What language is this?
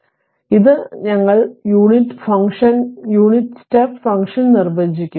Malayalam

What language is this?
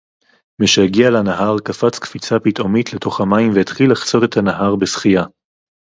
Hebrew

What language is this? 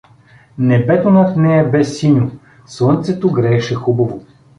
Bulgarian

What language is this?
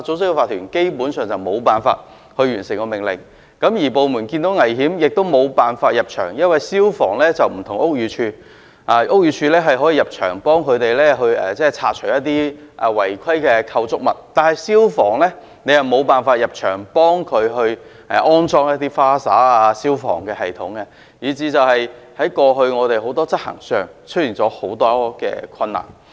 Cantonese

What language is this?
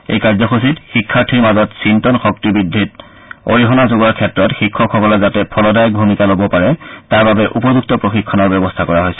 Assamese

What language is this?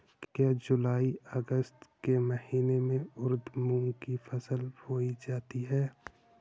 Hindi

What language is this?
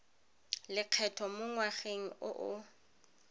Tswana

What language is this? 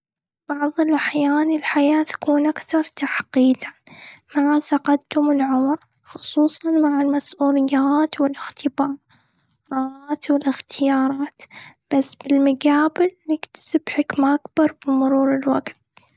Gulf Arabic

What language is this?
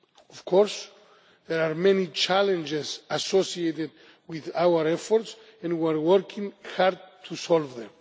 English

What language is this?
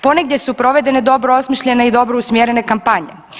Croatian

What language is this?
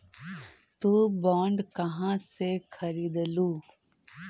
Magahi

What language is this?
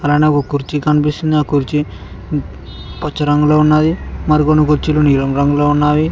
Telugu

